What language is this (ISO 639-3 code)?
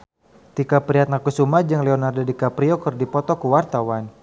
sun